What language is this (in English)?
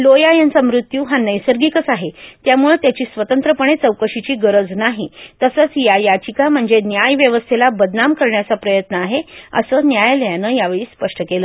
Marathi